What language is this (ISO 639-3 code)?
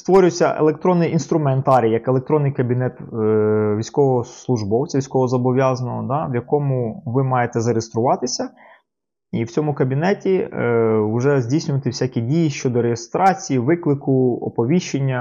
ukr